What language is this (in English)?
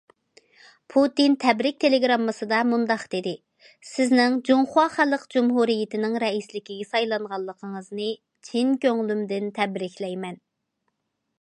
Uyghur